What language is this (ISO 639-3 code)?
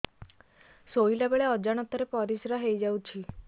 ori